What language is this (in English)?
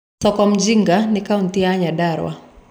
Kikuyu